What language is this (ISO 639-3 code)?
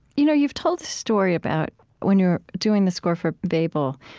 eng